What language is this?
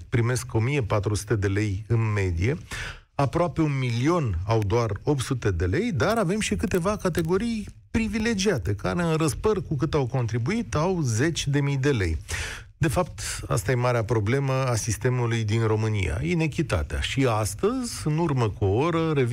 Romanian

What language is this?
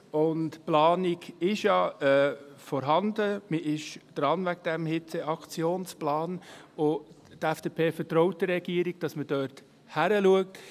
Swiss German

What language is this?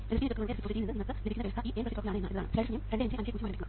Malayalam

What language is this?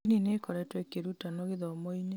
Kikuyu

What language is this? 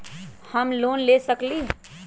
Magahi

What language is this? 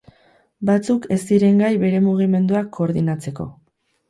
Basque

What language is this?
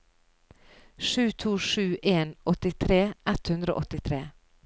Norwegian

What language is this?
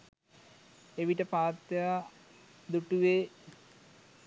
Sinhala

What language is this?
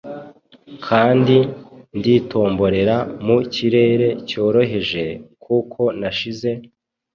Kinyarwanda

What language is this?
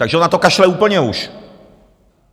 Czech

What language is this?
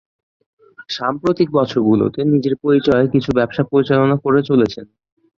Bangla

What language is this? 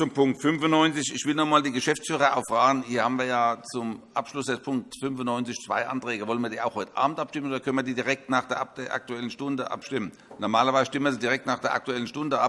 German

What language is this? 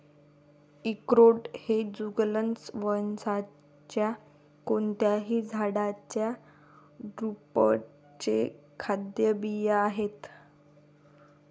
Marathi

